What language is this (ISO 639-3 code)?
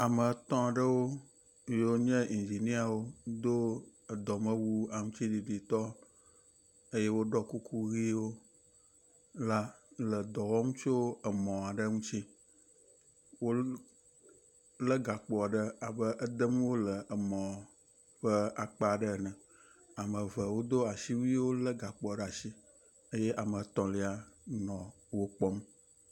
ewe